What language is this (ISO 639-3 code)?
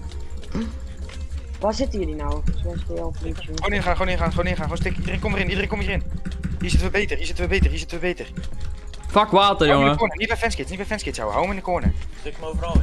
nld